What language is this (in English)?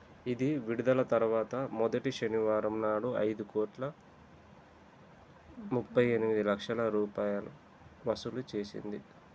Telugu